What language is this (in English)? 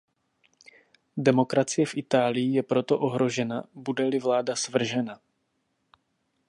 Czech